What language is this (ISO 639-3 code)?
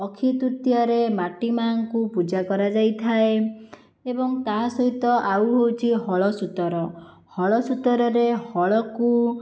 ori